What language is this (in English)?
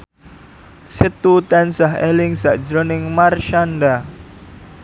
Javanese